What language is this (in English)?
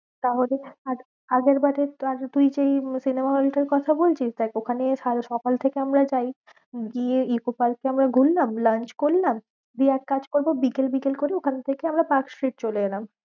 Bangla